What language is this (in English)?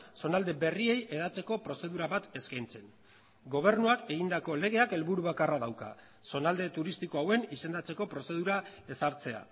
Basque